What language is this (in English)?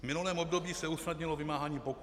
Czech